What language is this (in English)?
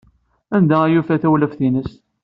Kabyle